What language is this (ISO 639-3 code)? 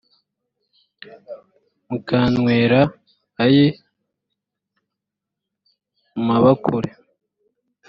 kin